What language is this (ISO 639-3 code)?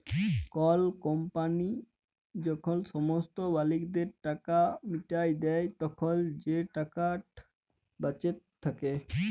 ben